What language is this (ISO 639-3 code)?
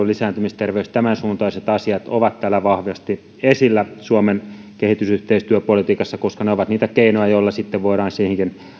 fin